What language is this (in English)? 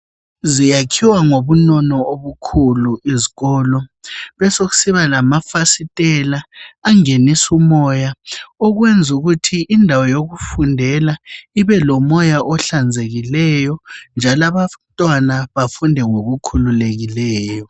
North Ndebele